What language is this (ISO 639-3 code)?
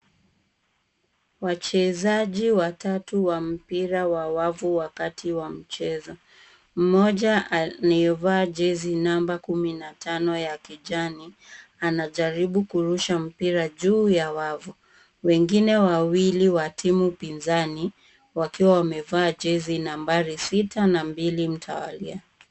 swa